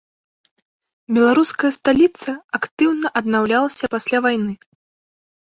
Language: Belarusian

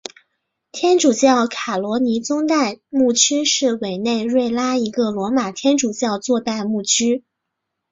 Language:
Chinese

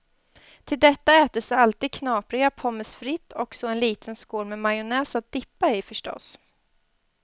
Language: Swedish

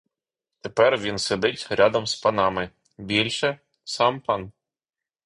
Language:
Ukrainian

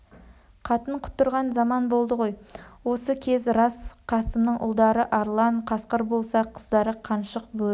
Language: Kazakh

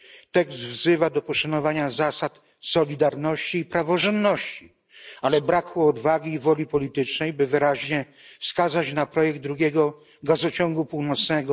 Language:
Polish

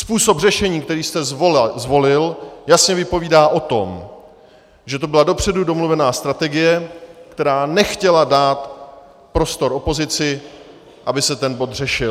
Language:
Czech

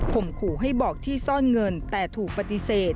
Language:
Thai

